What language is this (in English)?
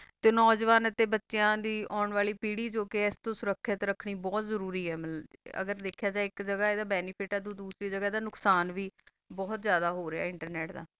Punjabi